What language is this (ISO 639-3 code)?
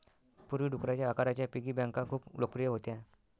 mar